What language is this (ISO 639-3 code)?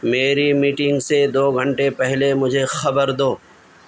urd